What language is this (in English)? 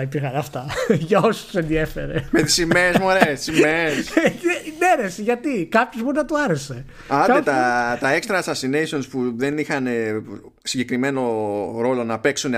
Greek